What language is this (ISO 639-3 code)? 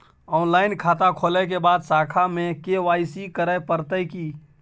mai